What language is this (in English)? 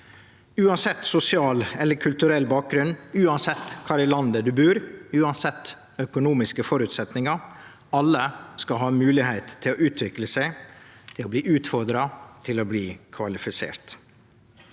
Norwegian